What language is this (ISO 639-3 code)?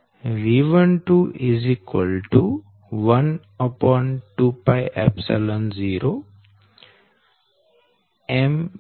guj